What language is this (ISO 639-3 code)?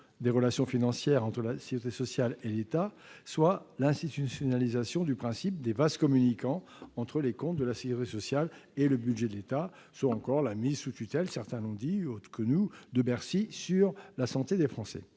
fra